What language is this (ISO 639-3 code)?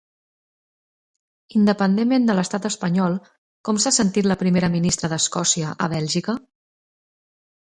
cat